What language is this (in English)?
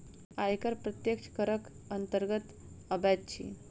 Maithili